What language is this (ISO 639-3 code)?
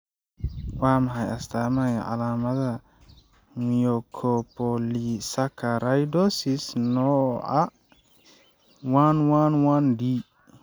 som